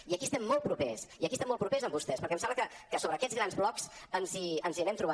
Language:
Catalan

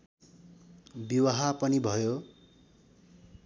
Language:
Nepali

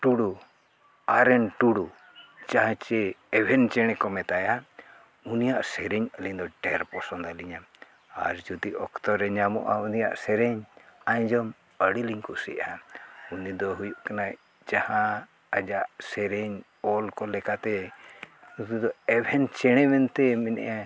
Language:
Santali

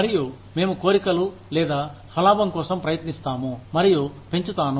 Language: Telugu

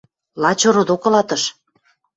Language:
Western Mari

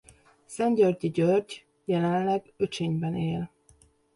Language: Hungarian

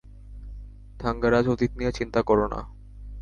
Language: Bangla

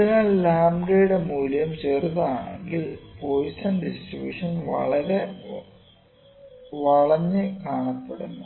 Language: Malayalam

